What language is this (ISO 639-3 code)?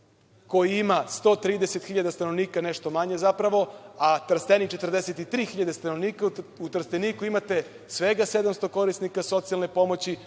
srp